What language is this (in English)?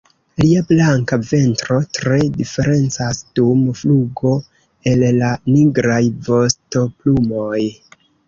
Esperanto